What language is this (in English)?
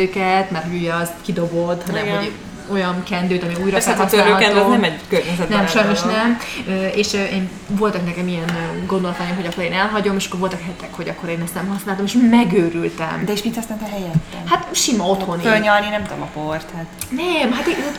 Hungarian